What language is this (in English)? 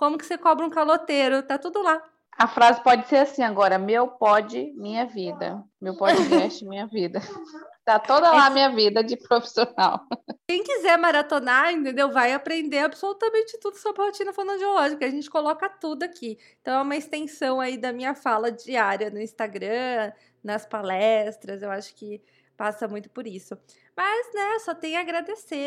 Portuguese